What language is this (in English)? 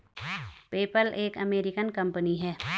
Hindi